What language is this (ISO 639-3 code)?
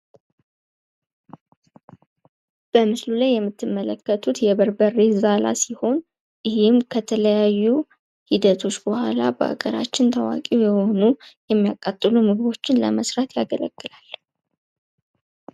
amh